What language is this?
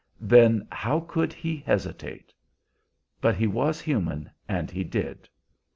English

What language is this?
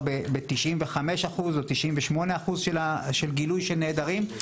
Hebrew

